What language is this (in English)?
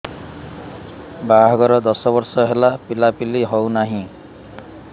Odia